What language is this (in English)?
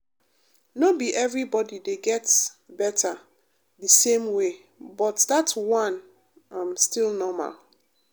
Nigerian Pidgin